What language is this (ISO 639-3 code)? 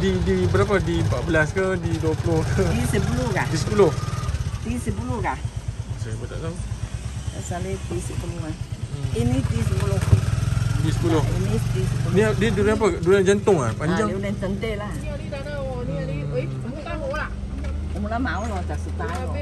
msa